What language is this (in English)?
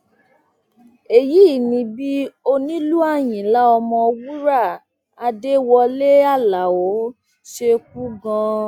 Yoruba